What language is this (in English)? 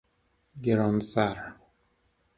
Persian